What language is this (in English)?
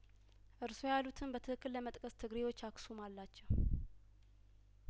Amharic